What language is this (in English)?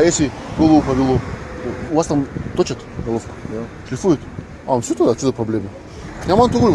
Russian